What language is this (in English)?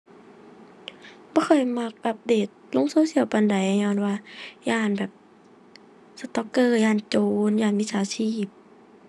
Thai